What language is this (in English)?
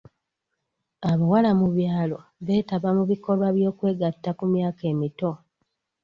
Ganda